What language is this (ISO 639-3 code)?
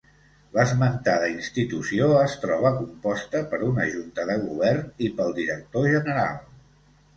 cat